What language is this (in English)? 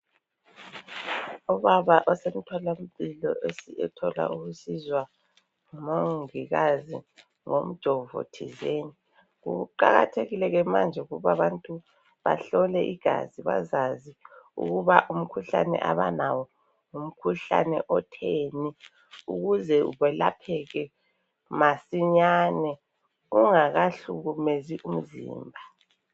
North Ndebele